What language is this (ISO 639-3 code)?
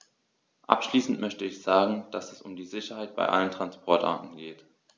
deu